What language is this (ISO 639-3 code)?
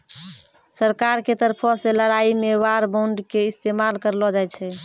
mai